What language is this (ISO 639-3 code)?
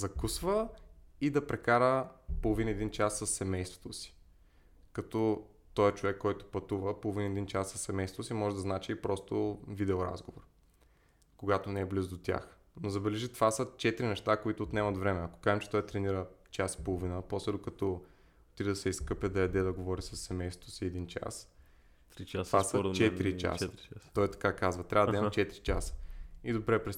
bul